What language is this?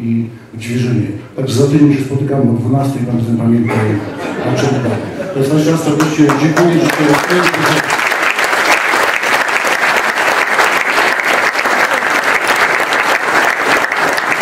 Polish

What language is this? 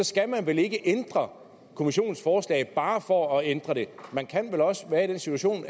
Danish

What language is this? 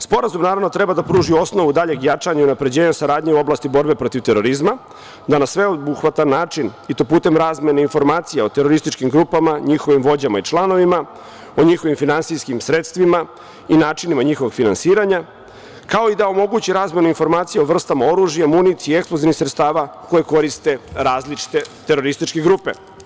Serbian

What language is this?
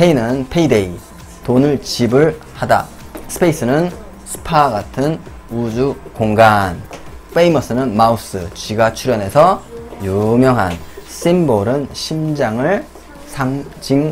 Korean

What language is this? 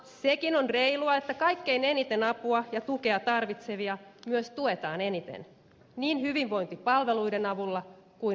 Finnish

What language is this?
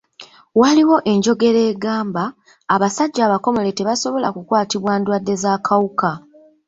Ganda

